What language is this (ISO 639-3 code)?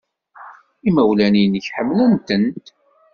kab